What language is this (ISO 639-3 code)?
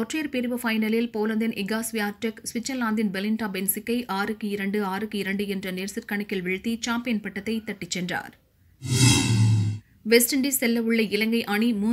hin